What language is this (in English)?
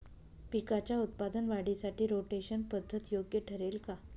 Marathi